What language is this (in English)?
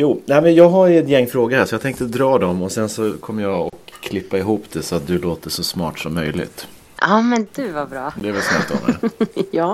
Swedish